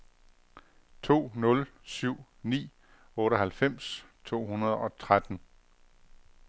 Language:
Danish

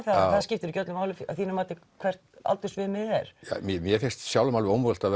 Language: Icelandic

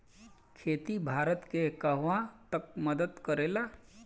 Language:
Bhojpuri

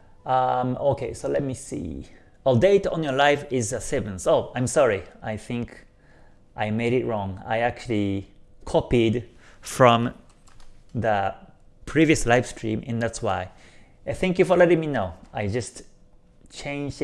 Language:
English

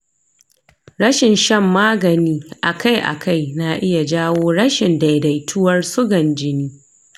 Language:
Hausa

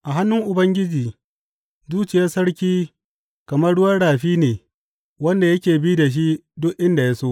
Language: Hausa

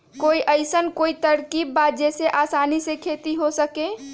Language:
Magahi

